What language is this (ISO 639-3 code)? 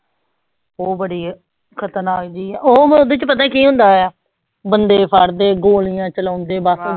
pan